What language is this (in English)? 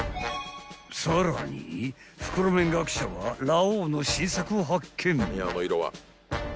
Japanese